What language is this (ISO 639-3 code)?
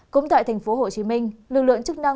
vie